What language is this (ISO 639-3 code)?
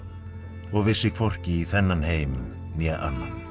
isl